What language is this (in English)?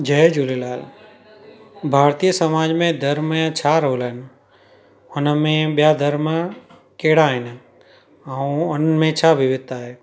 Sindhi